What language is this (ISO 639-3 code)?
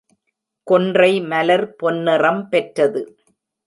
tam